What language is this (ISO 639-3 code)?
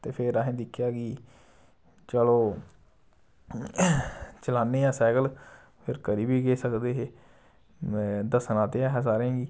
doi